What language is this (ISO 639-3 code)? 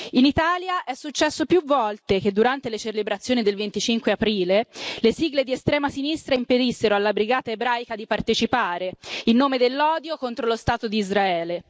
ita